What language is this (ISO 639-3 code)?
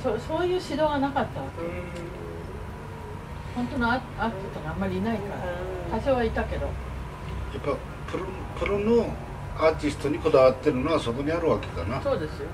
jpn